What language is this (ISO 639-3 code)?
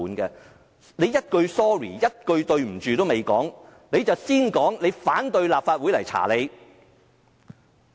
yue